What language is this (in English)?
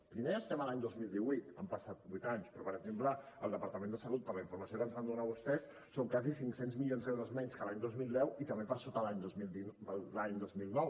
Catalan